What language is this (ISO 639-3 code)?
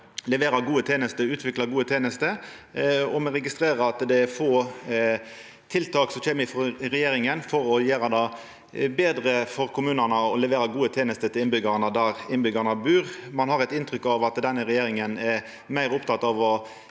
nor